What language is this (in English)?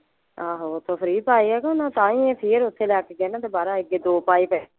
Punjabi